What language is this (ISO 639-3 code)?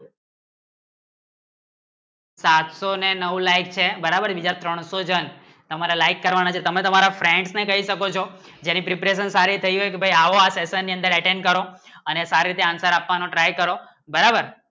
guj